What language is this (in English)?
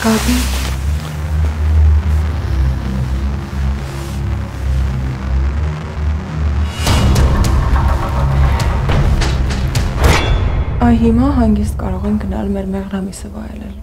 Romanian